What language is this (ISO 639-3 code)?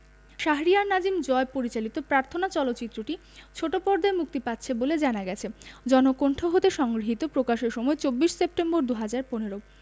ben